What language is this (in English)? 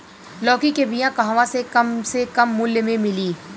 Bhojpuri